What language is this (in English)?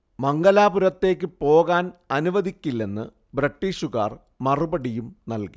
Malayalam